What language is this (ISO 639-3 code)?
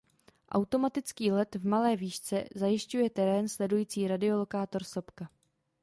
ces